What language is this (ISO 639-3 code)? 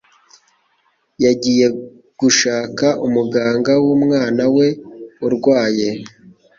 kin